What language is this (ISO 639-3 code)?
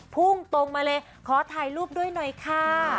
tha